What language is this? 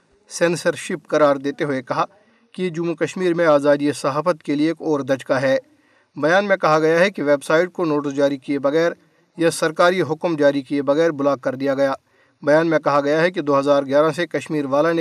Urdu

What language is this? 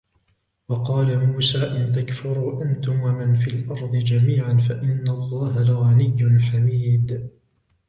Arabic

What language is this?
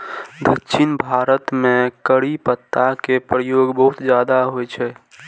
Maithili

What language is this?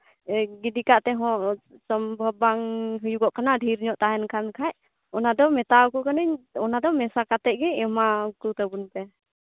Santali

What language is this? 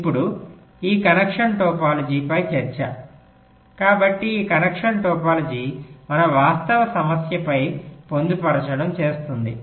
Telugu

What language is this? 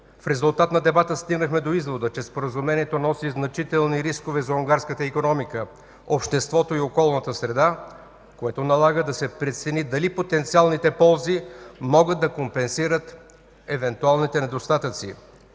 Bulgarian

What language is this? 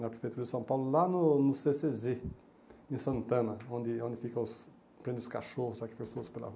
Portuguese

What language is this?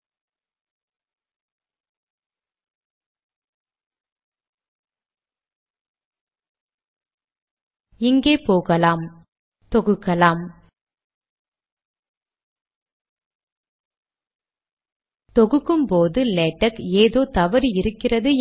Tamil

